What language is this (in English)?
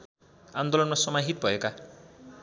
Nepali